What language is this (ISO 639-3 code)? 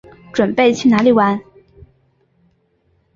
zho